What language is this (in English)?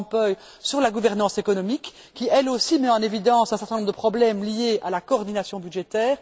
French